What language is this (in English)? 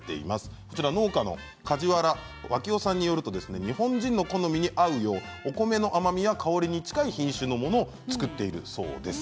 Japanese